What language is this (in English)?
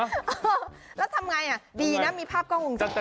Thai